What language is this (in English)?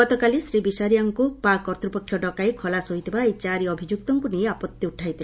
Odia